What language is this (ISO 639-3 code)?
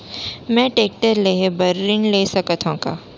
hne